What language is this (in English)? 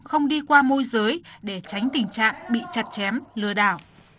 Vietnamese